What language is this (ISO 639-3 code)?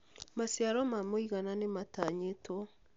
kik